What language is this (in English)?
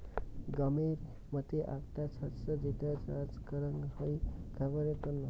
Bangla